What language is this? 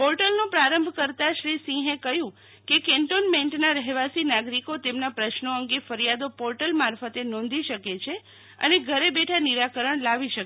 Gujarati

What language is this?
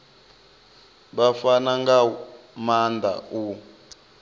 Venda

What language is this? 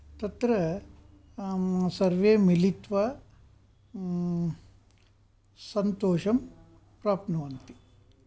Sanskrit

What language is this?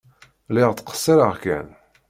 Kabyle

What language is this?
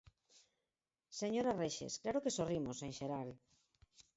Galician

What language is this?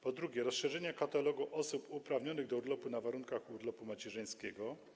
Polish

